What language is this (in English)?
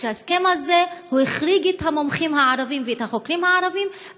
Hebrew